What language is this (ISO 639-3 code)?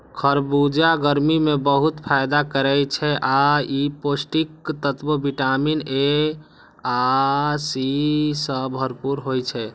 mai